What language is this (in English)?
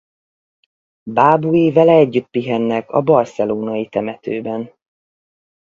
Hungarian